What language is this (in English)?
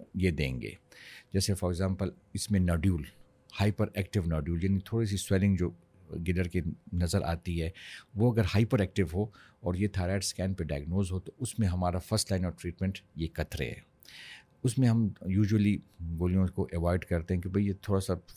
Urdu